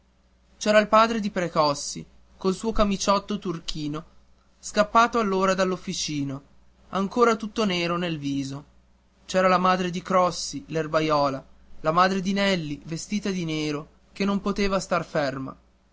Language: Italian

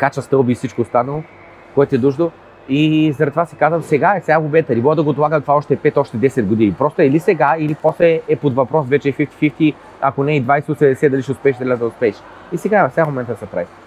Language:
Bulgarian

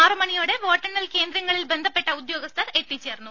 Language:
Malayalam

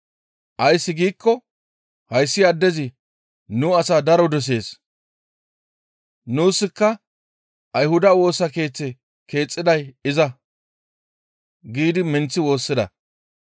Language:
Gamo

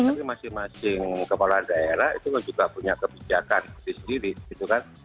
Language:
Indonesian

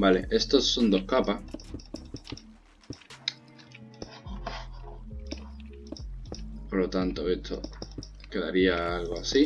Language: Spanish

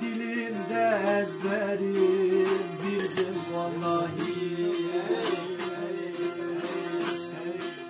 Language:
Turkish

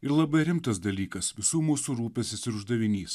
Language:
Lithuanian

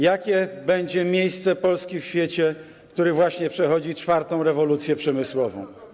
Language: Polish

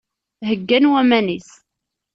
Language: Kabyle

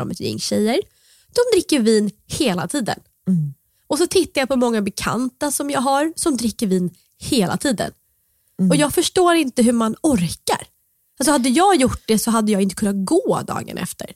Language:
Swedish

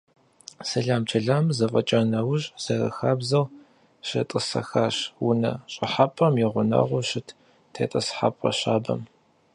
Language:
Kabardian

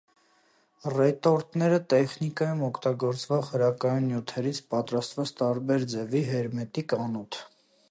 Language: Armenian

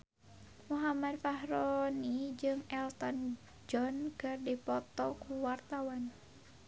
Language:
Sundanese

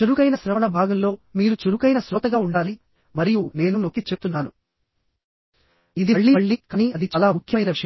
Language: Telugu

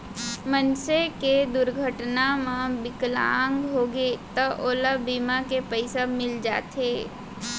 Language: Chhattisgarhi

